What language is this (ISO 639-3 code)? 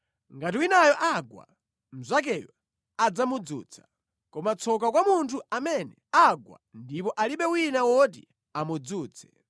nya